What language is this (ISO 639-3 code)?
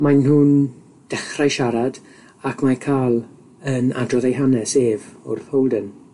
cym